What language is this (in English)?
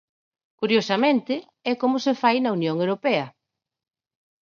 Galician